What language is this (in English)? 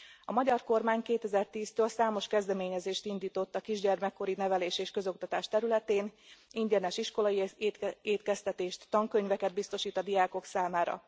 Hungarian